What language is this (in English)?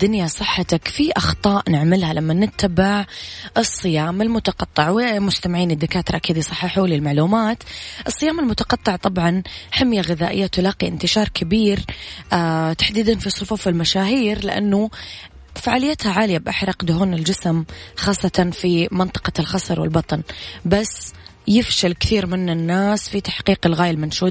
Arabic